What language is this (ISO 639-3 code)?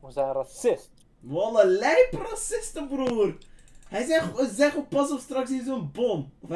nld